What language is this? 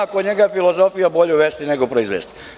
Serbian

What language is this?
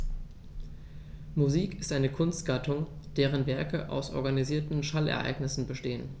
German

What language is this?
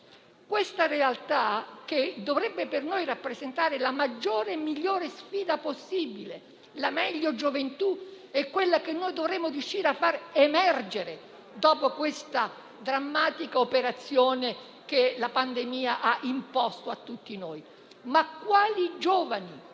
Italian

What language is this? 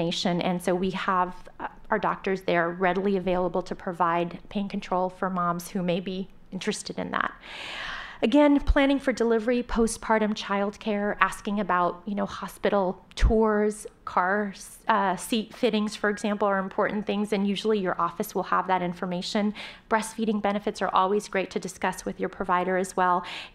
English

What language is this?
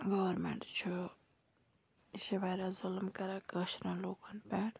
Kashmiri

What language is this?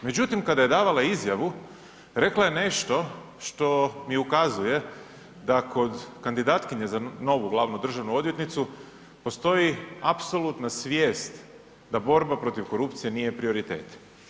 Croatian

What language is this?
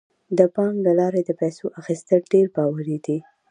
Pashto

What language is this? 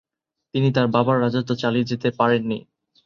Bangla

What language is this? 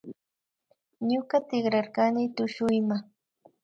Imbabura Highland Quichua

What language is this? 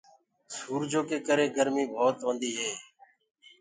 Gurgula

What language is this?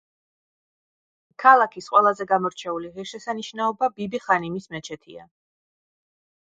Georgian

